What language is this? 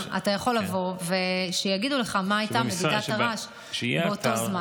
Hebrew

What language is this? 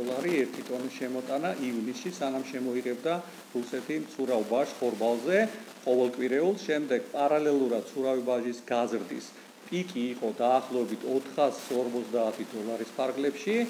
Romanian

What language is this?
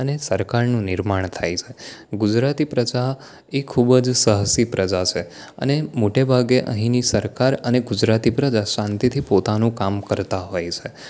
Gujarati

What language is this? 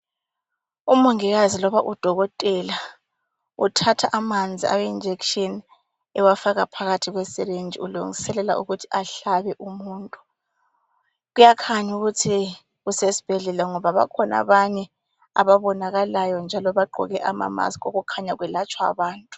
North Ndebele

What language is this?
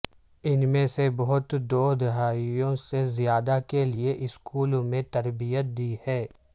Urdu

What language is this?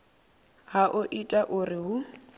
Venda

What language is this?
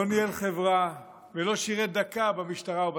Hebrew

